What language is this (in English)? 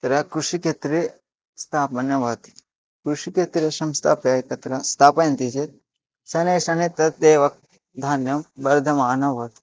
Sanskrit